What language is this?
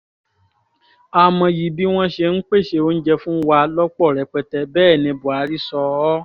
Yoruba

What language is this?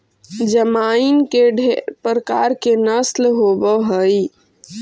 Magahi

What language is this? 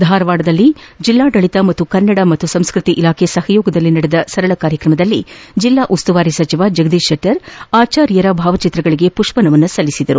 Kannada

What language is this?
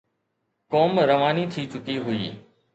Sindhi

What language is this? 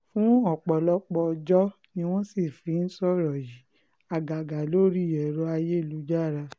Yoruba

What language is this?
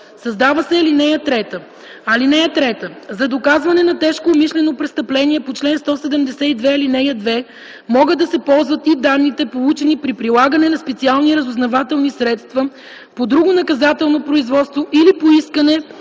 Bulgarian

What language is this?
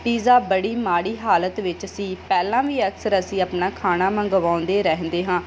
Punjabi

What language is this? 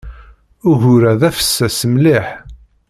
Kabyle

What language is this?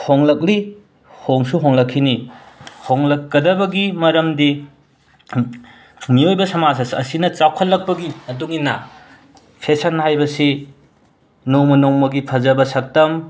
Manipuri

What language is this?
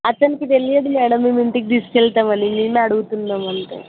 Telugu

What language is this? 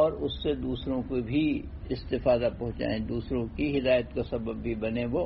Urdu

